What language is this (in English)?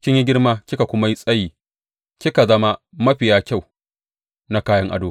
Hausa